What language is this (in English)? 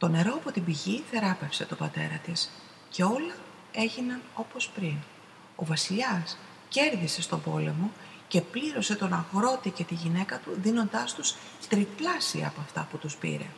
Greek